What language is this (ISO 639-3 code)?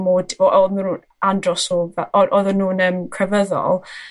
cym